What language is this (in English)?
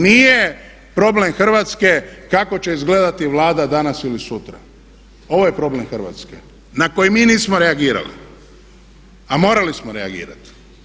Croatian